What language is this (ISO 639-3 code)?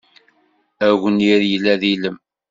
kab